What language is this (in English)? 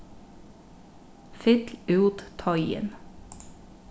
Faroese